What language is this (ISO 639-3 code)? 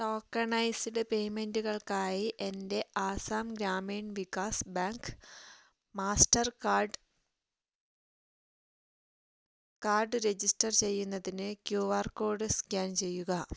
mal